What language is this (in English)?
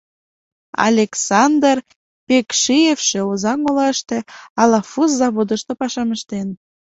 Mari